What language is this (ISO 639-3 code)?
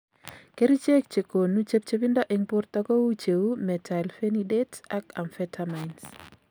kln